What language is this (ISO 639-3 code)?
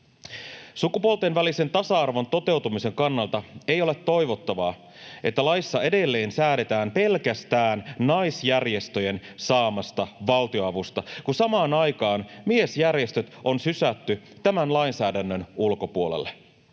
fin